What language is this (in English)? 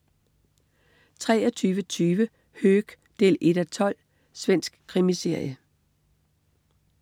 Danish